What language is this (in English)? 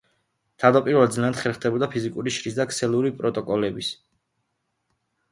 Georgian